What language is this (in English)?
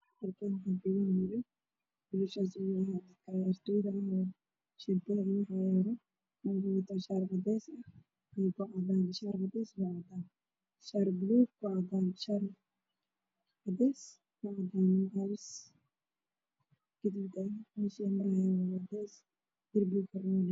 Somali